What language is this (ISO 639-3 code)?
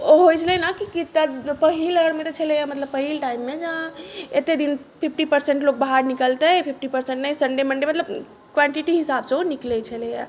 mai